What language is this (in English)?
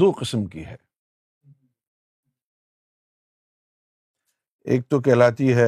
Urdu